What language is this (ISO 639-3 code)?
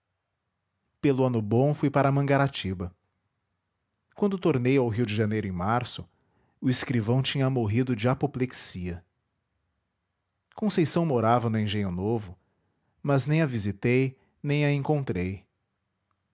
por